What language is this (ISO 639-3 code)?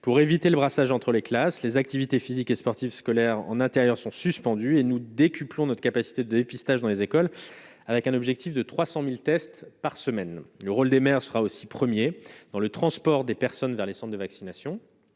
fra